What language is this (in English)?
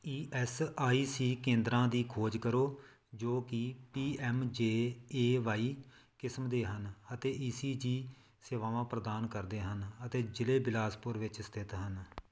Punjabi